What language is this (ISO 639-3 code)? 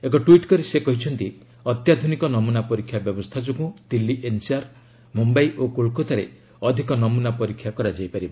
ori